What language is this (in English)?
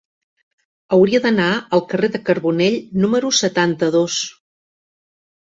Catalan